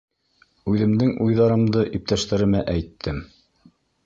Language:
Bashkir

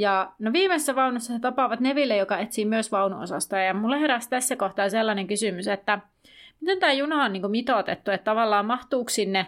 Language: Finnish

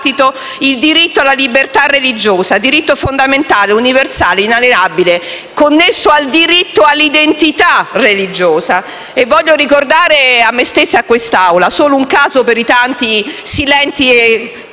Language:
Italian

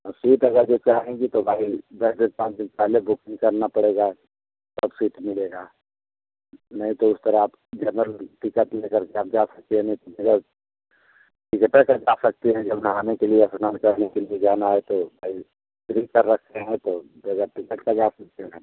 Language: Hindi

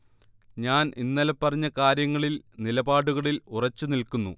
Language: Malayalam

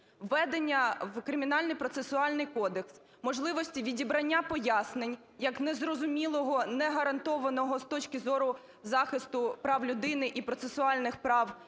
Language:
Ukrainian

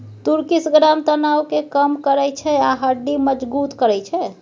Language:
Maithili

